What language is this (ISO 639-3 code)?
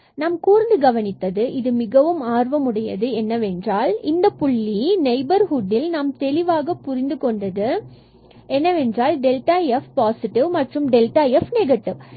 tam